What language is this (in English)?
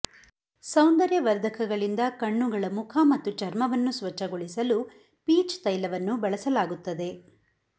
Kannada